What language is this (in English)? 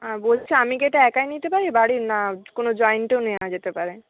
Bangla